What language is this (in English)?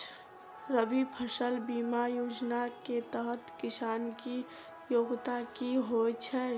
Maithili